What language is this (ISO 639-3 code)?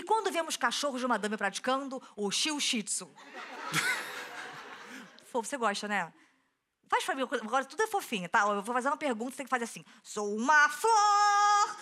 por